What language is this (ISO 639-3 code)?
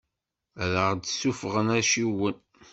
kab